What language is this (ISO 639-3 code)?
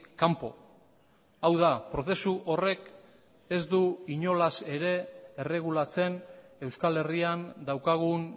eus